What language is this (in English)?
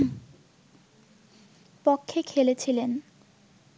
Bangla